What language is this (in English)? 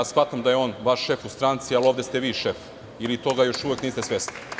Serbian